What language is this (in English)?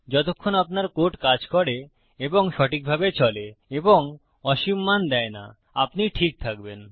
Bangla